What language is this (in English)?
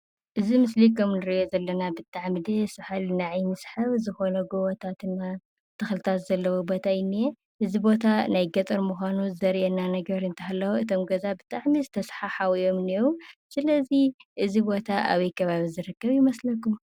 Tigrinya